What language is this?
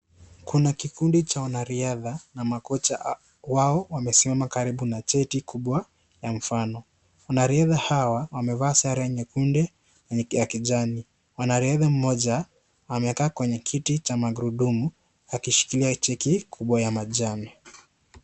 Swahili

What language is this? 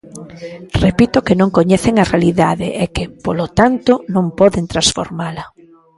Galician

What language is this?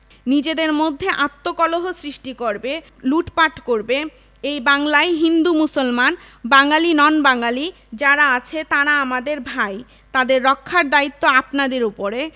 Bangla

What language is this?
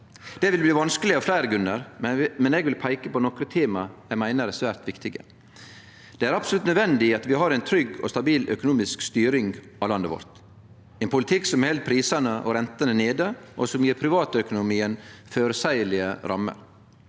Norwegian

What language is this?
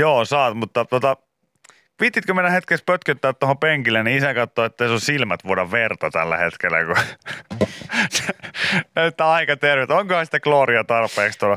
Finnish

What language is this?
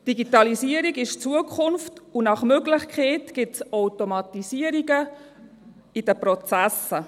Swiss German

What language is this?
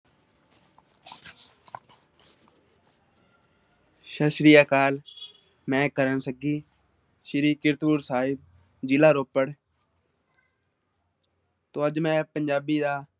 Punjabi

